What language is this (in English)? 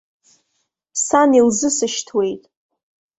Abkhazian